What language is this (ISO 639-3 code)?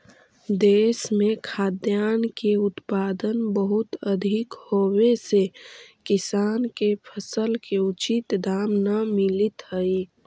mag